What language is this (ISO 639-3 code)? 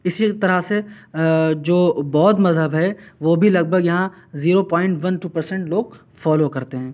urd